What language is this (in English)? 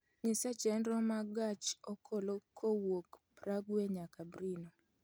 Luo (Kenya and Tanzania)